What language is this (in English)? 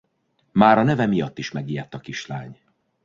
Hungarian